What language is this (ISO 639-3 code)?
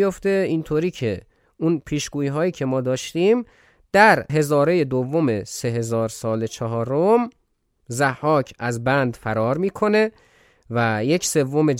fas